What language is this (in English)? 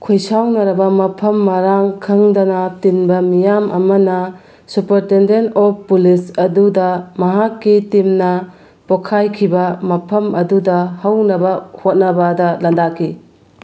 Manipuri